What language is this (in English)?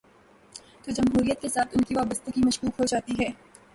Urdu